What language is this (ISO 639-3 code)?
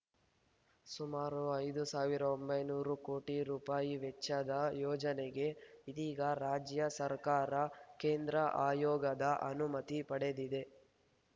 kan